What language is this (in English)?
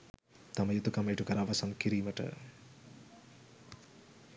Sinhala